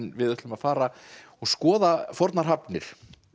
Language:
Icelandic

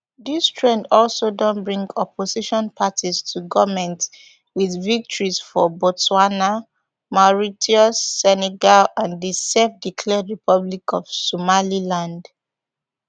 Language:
Nigerian Pidgin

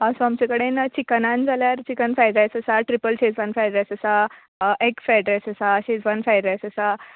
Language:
Konkani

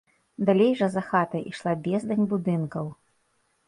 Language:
Belarusian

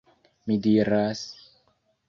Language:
Esperanto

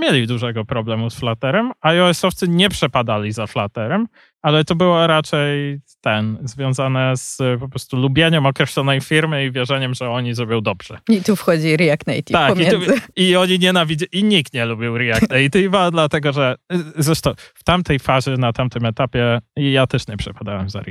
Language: Polish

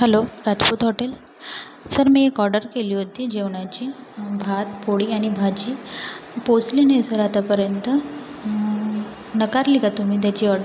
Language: Marathi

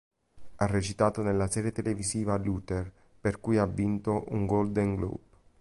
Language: Italian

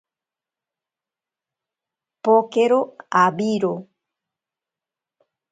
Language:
Ashéninka Perené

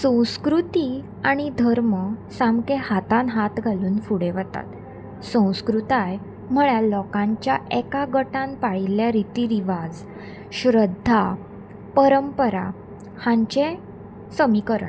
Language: Konkani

